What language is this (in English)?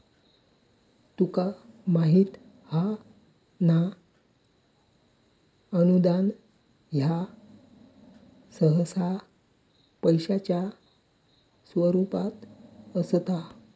Marathi